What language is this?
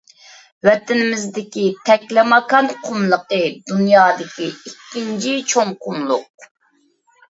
Uyghur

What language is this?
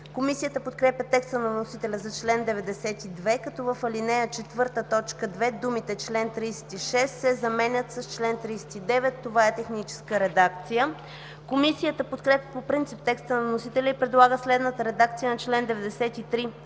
Bulgarian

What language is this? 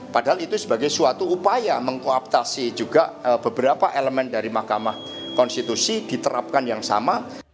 Indonesian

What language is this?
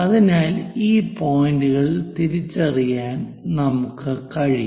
Malayalam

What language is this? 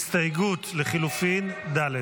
Hebrew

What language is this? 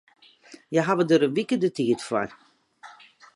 Western Frisian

